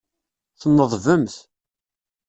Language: Kabyle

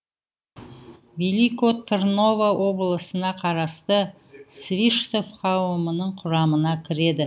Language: Kazakh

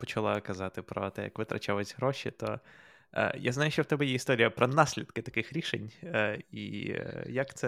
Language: Ukrainian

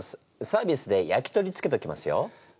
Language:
Japanese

